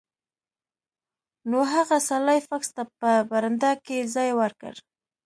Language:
Pashto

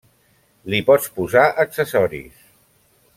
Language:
Catalan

